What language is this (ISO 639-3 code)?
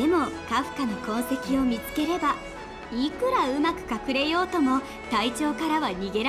jpn